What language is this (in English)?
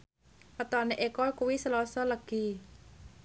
Javanese